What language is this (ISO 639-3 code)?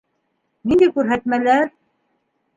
bak